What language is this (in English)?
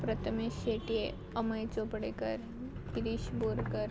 Konkani